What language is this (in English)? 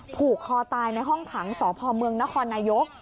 Thai